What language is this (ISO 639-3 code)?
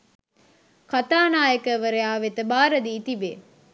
sin